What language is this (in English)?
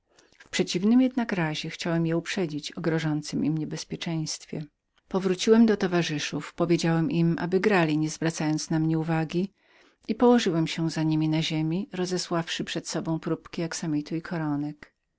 Polish